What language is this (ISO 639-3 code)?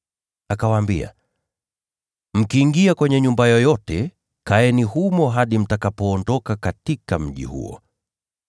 swa